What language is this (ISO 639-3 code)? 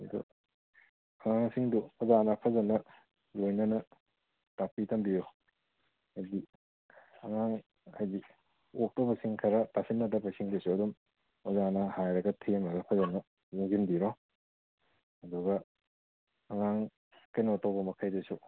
mni